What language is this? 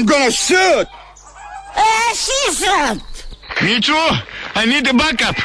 Greek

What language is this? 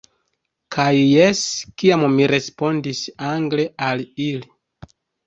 Esperanto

